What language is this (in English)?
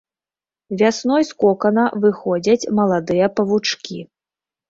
Belarusian